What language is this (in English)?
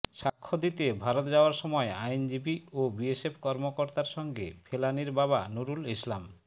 Bangla